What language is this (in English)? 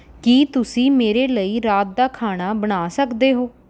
Punjabi